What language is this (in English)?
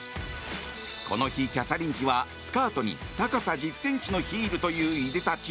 Japanese